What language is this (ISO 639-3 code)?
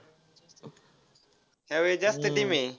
mar